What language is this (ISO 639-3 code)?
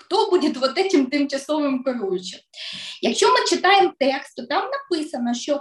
ukr